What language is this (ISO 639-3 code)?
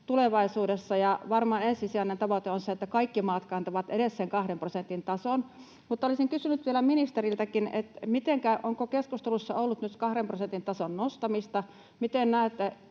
fin